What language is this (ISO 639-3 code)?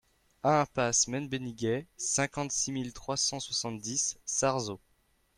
fra